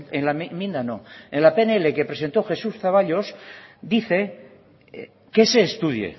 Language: Spanish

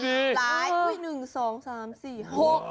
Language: Thai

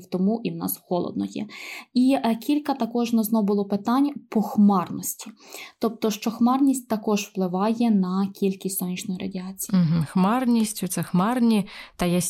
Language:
Ukrainian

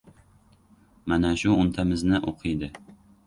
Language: Uzbek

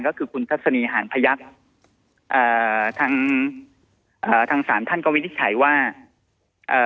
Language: Thai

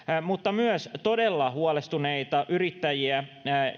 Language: Finnish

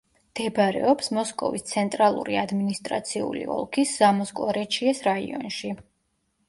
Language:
Georgian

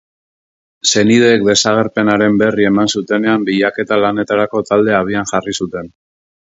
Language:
Basque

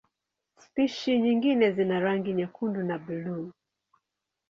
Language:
Swahili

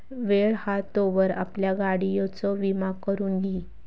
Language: Marathi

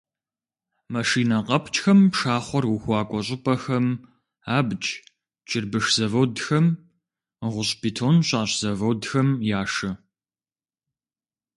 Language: Kabardian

